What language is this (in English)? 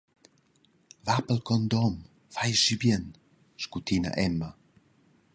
Romansh